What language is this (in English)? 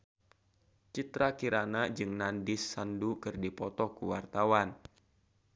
Sundanese